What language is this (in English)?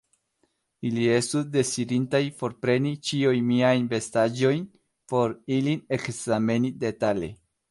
Esperanto